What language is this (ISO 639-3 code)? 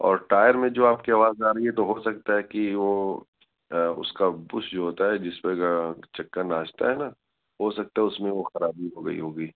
urd